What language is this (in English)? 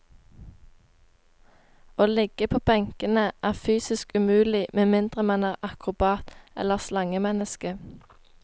Norwegian